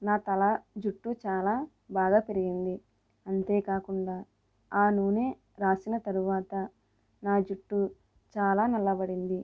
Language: Telugu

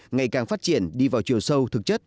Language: Vietnamese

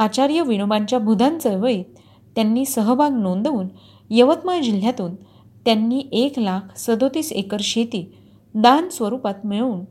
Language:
Marathi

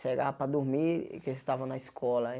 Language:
Portuguese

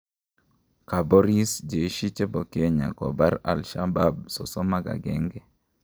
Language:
Kalenjin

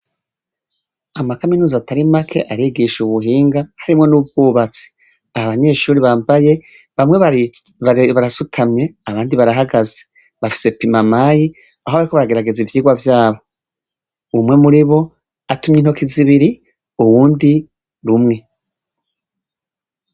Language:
Rundi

